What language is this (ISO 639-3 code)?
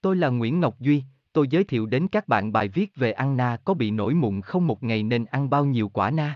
vie